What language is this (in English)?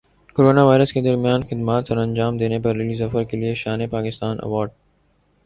Urdu